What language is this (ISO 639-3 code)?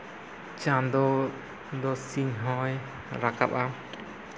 sat